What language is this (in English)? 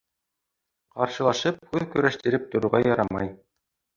Bashkir